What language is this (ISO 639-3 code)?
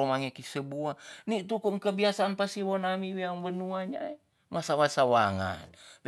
txs